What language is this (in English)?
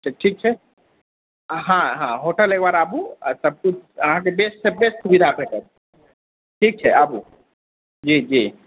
Maithili